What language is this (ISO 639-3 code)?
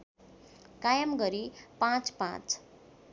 nep